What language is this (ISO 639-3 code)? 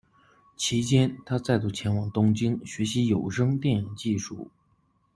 zho